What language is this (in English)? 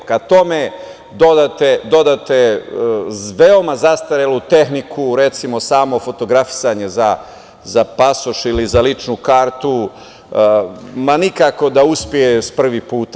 Serbian